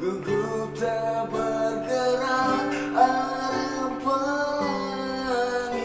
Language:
Indonesian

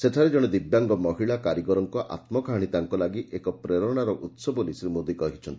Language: Odia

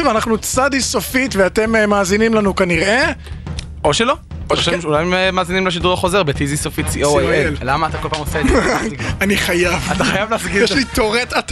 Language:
Hebrew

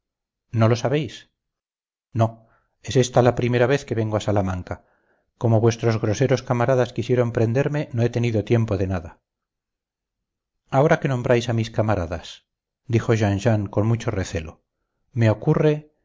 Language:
Spanish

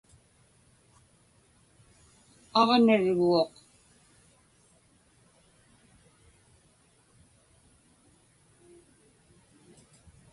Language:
Inupiaq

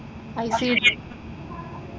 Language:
Malayalam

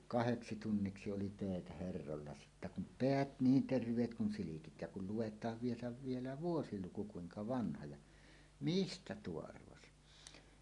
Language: Finnish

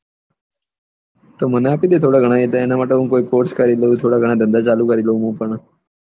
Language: Gujarati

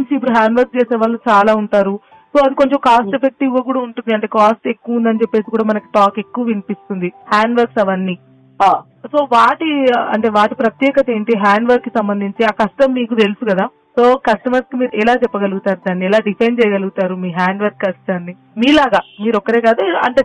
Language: Telugu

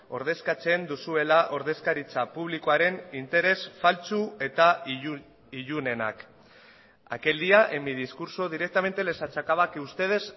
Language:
Basque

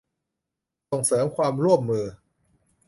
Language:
Thai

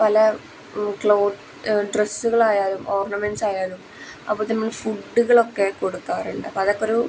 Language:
Malayalam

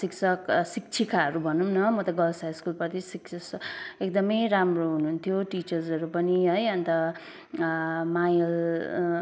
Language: Nepali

